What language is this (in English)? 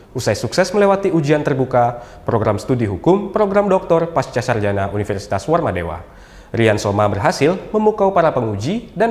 Indonesian